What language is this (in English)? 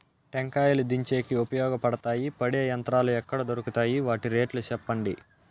Telugu